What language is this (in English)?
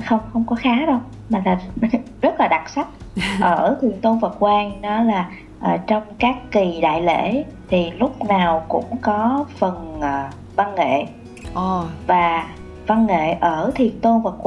Vietnamese